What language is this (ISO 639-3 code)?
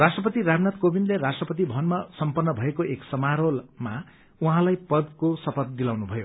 nep